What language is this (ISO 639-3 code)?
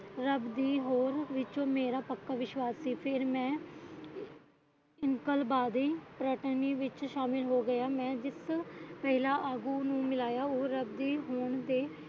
pan